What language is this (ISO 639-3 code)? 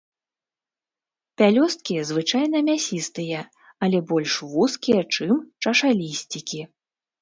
bel